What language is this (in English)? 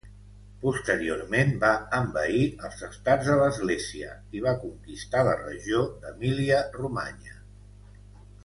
Catalan